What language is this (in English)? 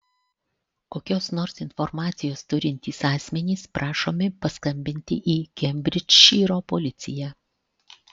Lithuanian